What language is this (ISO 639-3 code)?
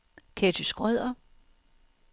dan